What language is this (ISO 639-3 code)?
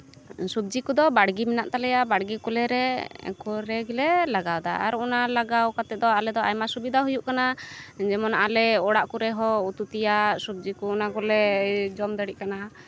sat